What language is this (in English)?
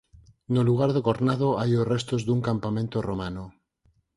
Galician